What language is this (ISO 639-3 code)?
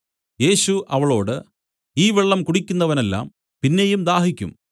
mal